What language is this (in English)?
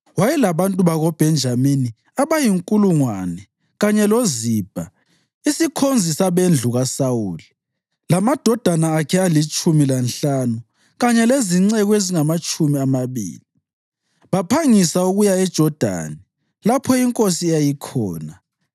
North Ndebele